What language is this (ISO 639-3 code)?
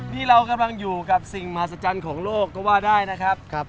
tha